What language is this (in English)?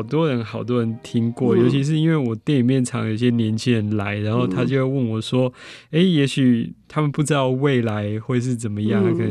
Chinese